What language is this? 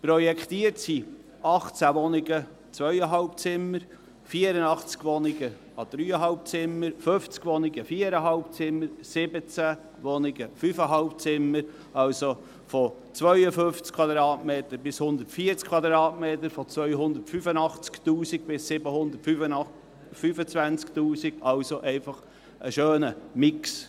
Swiss German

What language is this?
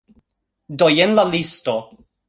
Esperanto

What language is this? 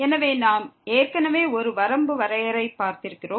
Tamil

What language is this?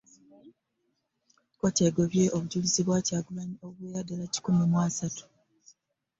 Ganda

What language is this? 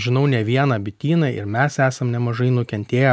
Lithuanian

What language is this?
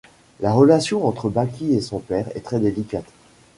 French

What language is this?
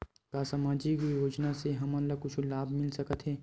Chhattisgarhi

